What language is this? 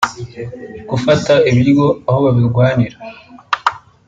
Kinyarwanda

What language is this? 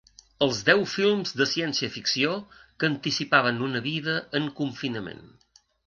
Catalan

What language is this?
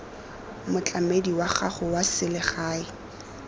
Tswana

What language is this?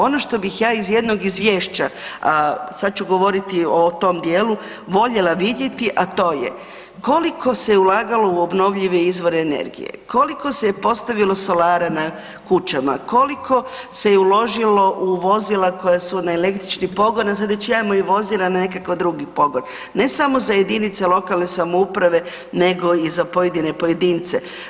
Croatian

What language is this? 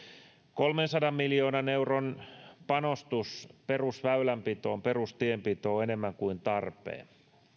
Finnish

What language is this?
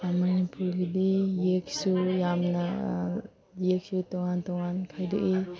Manipuri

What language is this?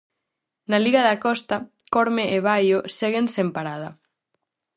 Galician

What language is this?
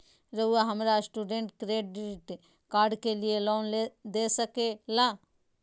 Magahi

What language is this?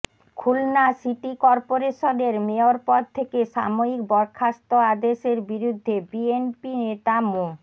Bangla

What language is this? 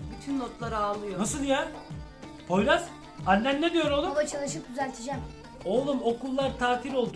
Turkish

